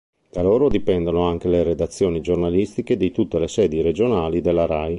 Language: Italian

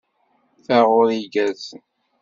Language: Kabyle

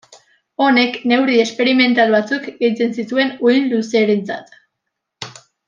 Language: Basque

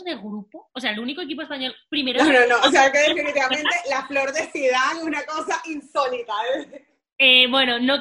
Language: Spanish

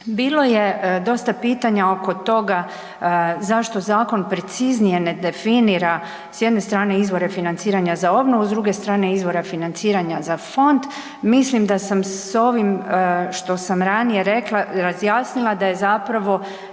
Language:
Croatian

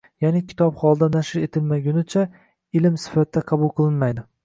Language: Uzbek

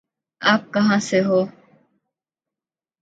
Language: Urdu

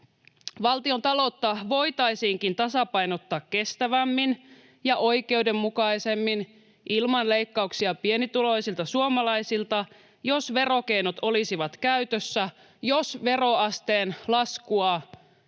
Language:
Finnish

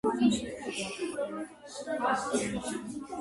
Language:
Georgian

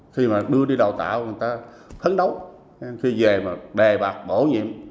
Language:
Vietnamese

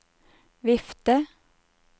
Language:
Norwegian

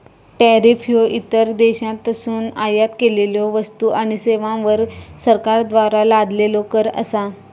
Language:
Marathi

